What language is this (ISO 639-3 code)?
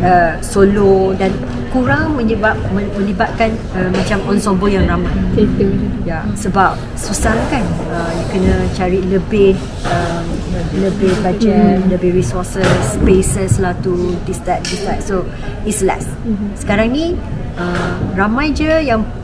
msa